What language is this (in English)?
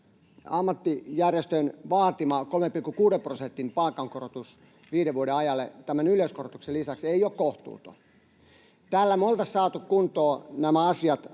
Finnish